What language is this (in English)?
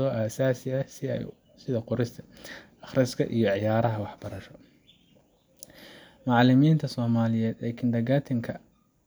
Somali